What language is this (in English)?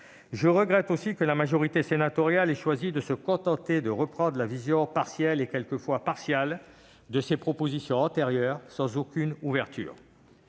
French